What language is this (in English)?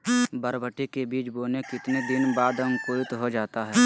Magahi